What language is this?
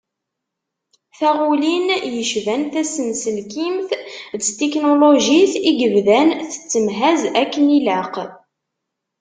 Kabyle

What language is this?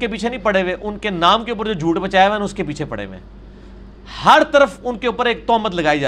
Urdu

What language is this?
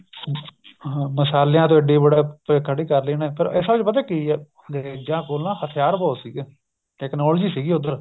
Punjabi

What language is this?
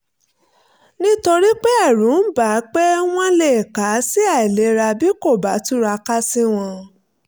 Yoruba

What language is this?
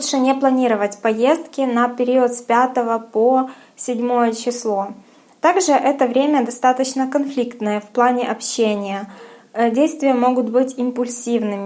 Russian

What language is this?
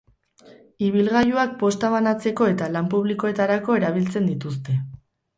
Basque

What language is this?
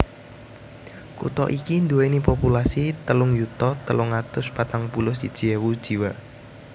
Javanese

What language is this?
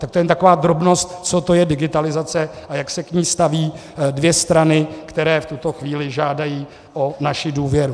Czech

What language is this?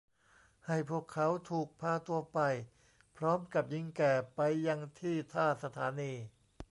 Thai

